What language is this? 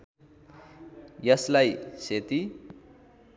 Nepali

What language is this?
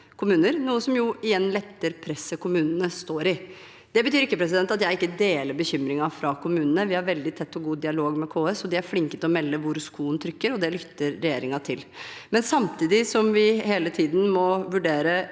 Norwegian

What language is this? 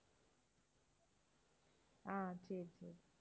Tamil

